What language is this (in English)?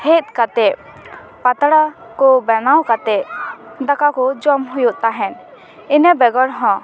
Santali